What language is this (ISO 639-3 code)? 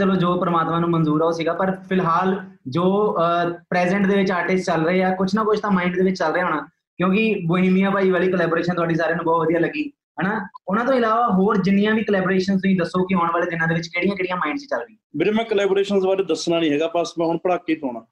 pan